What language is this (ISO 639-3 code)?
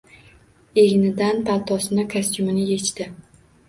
uzb